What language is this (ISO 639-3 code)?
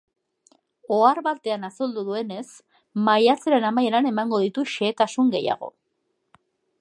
eus